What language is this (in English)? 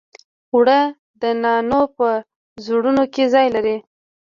Pashto